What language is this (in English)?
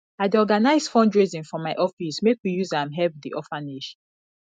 Nigerian Pidgin